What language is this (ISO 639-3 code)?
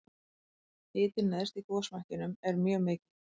isl